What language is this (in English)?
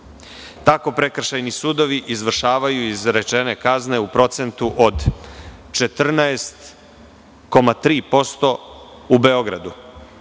Serbian